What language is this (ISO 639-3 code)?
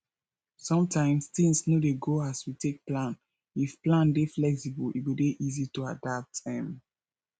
pcm